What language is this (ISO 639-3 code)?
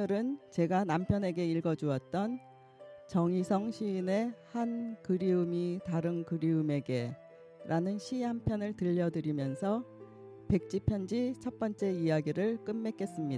kor